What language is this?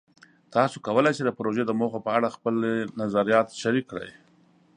Pashto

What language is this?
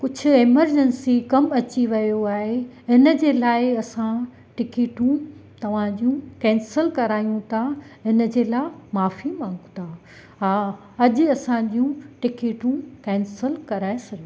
Sindhi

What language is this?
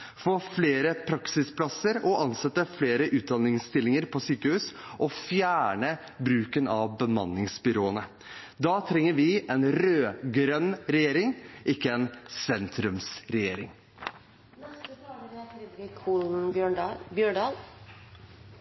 Norwegian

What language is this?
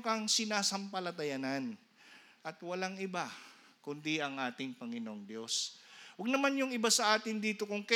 Filipino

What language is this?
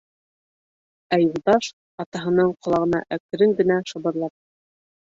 Bashkir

